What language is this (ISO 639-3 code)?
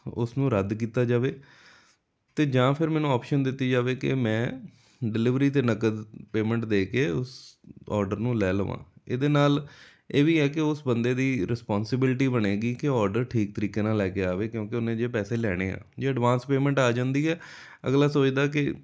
pan